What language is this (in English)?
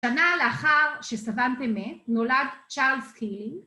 Hebrew